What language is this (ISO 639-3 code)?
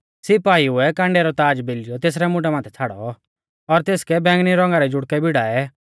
bfz